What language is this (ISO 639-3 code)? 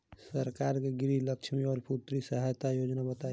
bho